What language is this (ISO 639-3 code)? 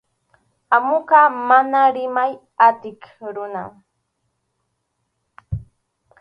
qxu